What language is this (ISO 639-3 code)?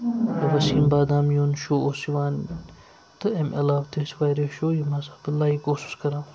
kas